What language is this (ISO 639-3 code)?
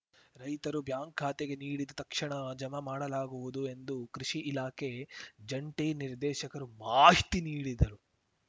kan